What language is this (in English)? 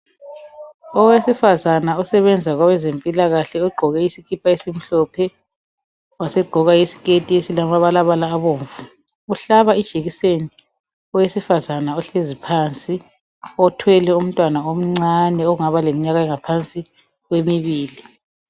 North Ndebele